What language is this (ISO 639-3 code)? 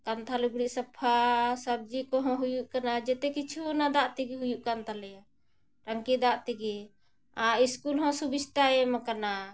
sat